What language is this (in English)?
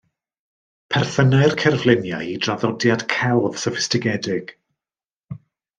Welsh